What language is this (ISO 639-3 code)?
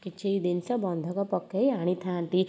ori